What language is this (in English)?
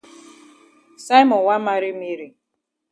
Cameroon Pidgin